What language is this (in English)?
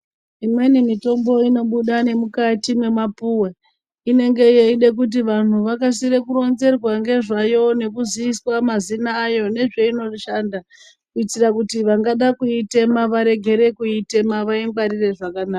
Ndau